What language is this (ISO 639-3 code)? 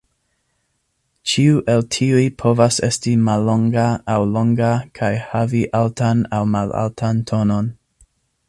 epo